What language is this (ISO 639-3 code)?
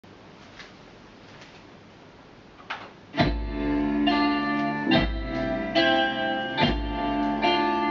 ell